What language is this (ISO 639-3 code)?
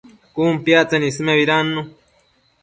mcf